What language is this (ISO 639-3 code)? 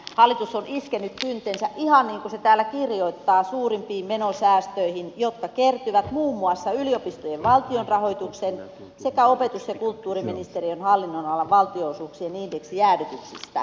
fin